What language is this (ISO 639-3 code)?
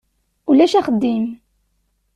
kab